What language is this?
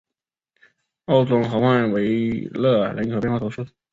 Chinese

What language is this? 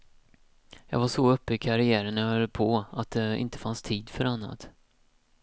Swedish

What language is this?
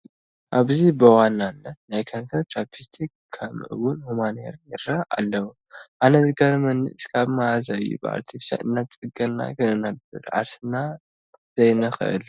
Tigrinya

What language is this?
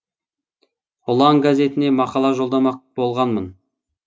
Kazakh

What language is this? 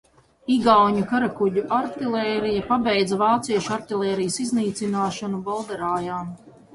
Latvian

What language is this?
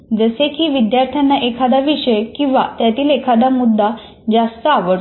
Marathi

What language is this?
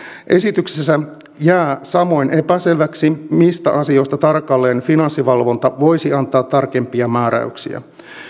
Finnish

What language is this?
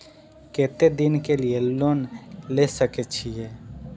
Maithili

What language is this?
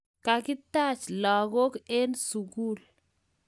Kalenjin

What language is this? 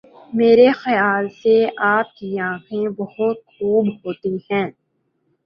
Urdu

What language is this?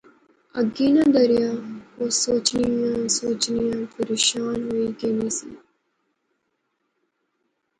Pahari-Potwari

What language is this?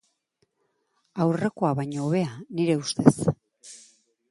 Basque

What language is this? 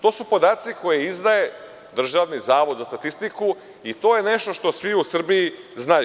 Serbian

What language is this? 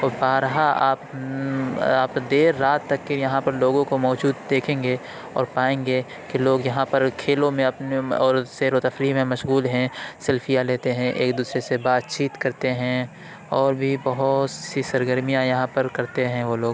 Urdu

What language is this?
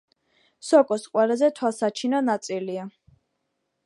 Georgian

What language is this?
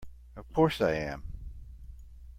English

